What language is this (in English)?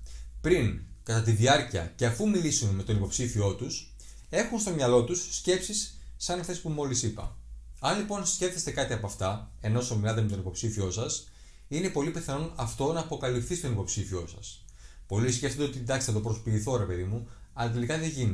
Greek